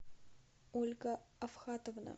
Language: Russian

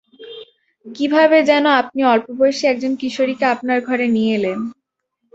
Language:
Bangla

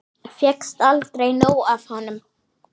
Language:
Icelandic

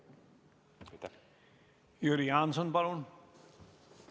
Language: Estonian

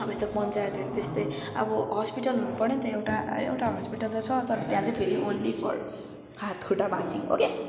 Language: Nepali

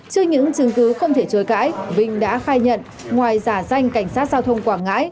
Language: Vietnamese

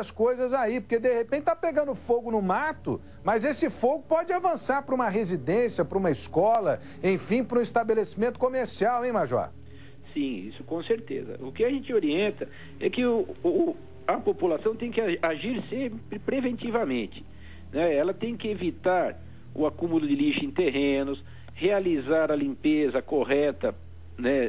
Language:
Portuguese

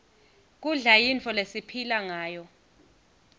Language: Swati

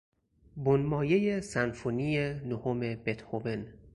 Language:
Persian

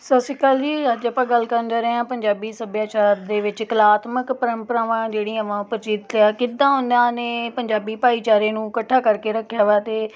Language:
Punjabi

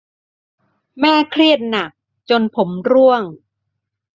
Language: Thai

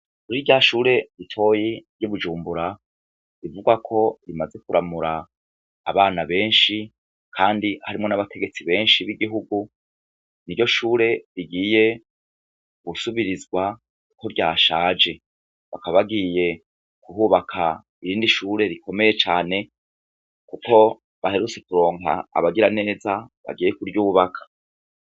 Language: Rundi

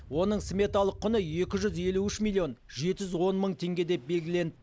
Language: Kazakh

